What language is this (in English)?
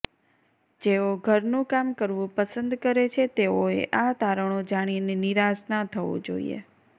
Gujarati